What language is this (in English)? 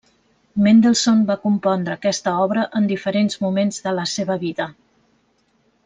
Catalan